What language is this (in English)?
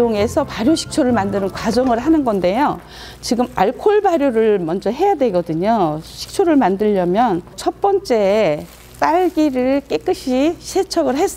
Korean